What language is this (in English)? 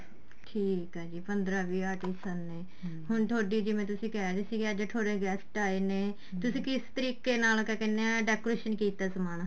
Punjabi